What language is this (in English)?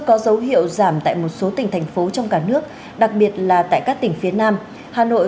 Vietnamese